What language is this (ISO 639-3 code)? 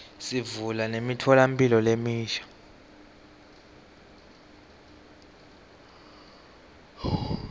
ssw